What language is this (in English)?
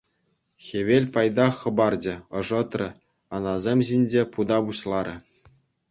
Chuvash